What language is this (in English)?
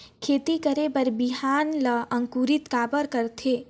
Chhattisgarhi